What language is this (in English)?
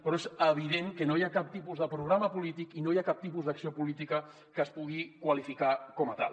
Catalan